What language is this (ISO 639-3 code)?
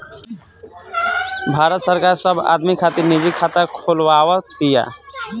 bho